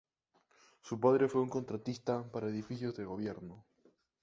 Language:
Spanish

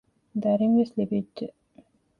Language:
Divehi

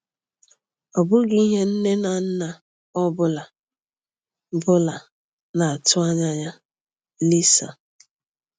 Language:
Igbo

